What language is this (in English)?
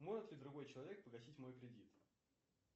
Russian